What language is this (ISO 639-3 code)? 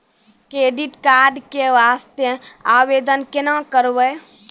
mai